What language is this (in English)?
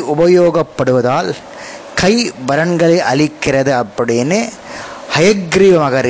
Tamil